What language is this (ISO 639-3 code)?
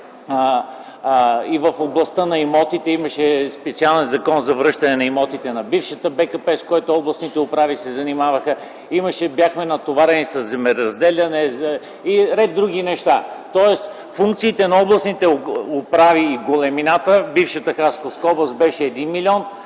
bul